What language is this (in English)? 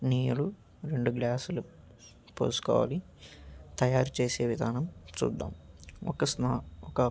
Telugu